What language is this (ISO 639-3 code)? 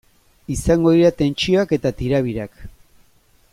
eus